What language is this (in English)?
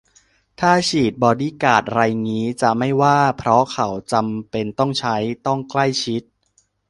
Thai